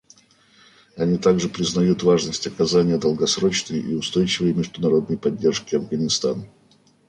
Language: Russian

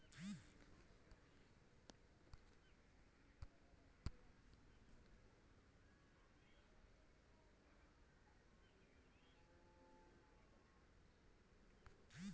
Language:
Magahi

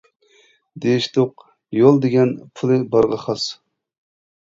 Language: Uyghur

